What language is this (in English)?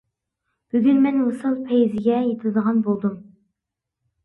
Uyghur